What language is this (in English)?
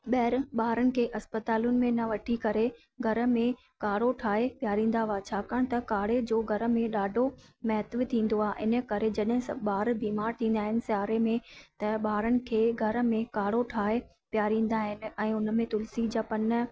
Sindhi